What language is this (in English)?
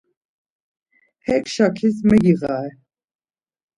Laz